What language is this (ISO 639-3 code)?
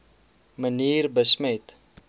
afr